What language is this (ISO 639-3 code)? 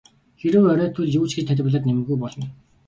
mon